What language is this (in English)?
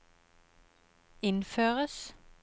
Norwegian